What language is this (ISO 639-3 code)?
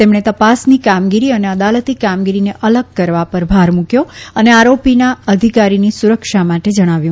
guj